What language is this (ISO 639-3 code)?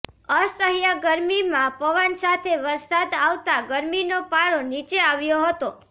guj